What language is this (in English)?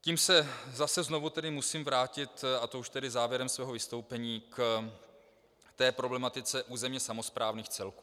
Czech